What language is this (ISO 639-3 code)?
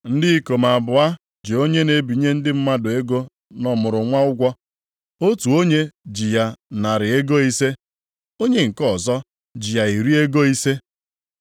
ibo